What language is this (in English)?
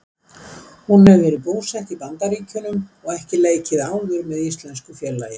Icelandic